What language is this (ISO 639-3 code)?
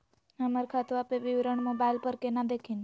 mag